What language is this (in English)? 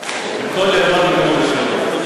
Hebrew